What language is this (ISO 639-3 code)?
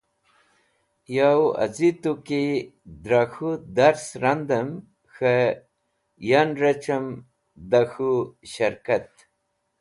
wbl